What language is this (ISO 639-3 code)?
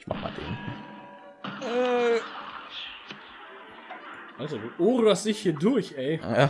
deu